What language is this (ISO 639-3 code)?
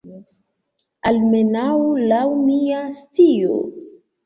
epo